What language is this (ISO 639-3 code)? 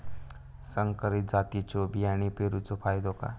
mar